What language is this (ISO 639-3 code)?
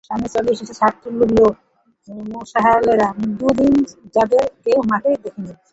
ben